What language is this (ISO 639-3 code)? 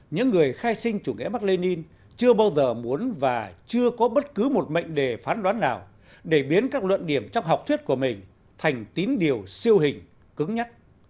vie